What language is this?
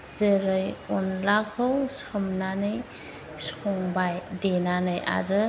Bodo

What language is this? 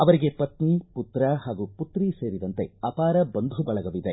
Kannada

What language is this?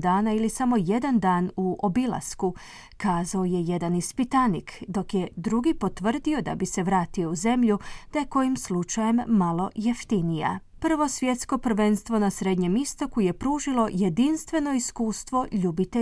Croatian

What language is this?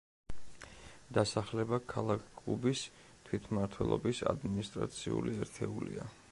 Georgian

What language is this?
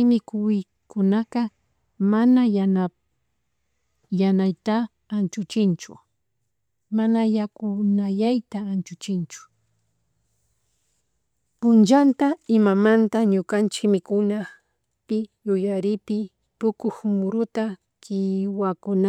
Chimborazo Highland Quichua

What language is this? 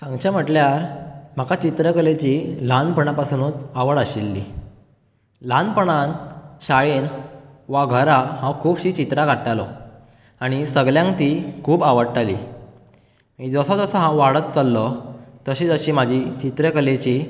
Konkani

